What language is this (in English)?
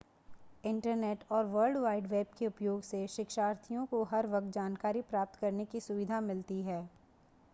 Hindi